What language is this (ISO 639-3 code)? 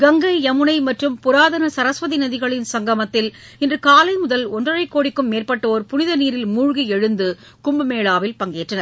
tam